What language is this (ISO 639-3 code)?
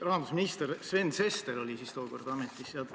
est